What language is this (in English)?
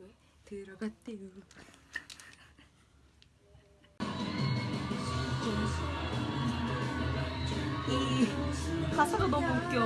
Korean